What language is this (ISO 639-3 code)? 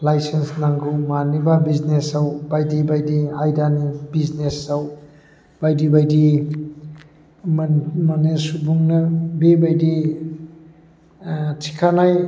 brx